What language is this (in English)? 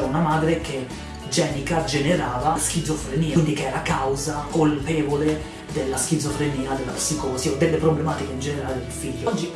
Italian